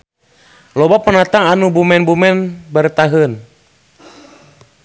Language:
Sundanese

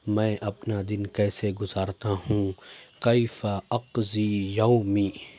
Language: Urdu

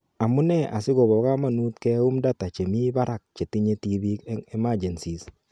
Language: Kalenjin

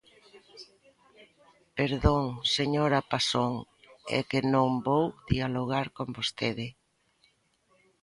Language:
Galician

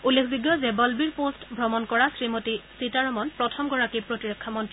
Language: Assamese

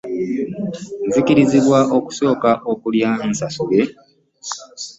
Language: Ganda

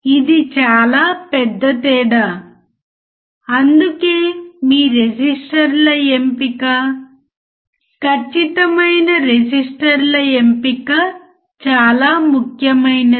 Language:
Telugu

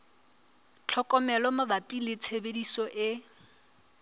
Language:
Southern Sotho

